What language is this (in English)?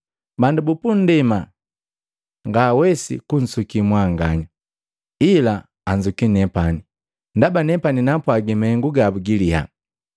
Matengo